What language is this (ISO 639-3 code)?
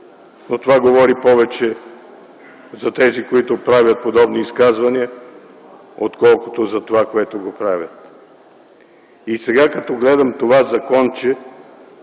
bul